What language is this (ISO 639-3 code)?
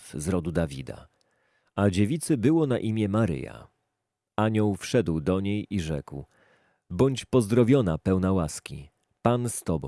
pol